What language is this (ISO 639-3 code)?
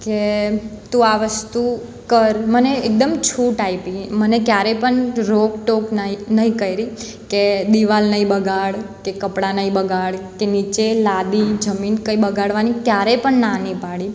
guj